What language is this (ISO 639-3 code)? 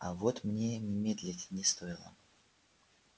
rus